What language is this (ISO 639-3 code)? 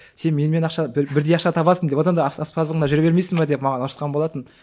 kaz